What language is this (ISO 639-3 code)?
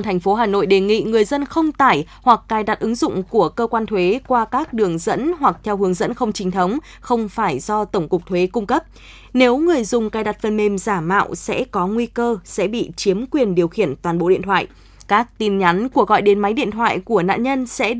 vie